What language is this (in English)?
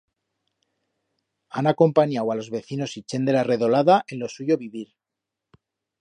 Aragonese